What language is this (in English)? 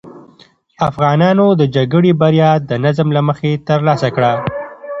Pashto